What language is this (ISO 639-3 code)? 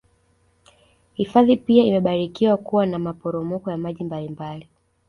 swa